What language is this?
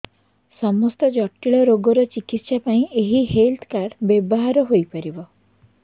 Odia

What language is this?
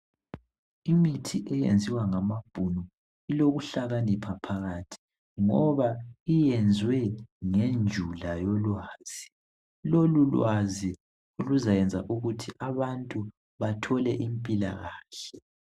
North Ndebele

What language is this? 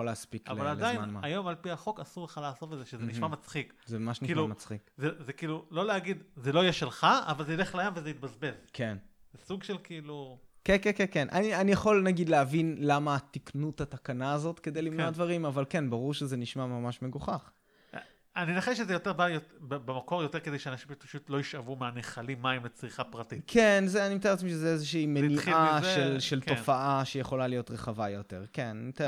Hebrew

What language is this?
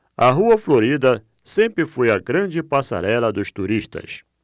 Portuguese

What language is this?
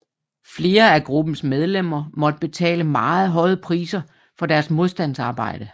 Danish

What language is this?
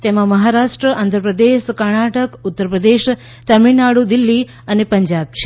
Gujarati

